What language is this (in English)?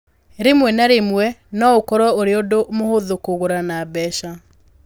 Kikuyu